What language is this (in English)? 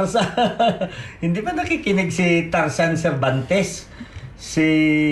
Filipino